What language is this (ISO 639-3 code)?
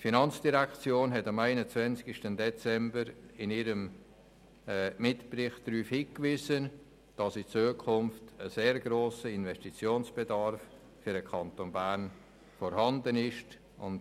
gsw